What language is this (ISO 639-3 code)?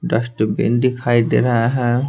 hin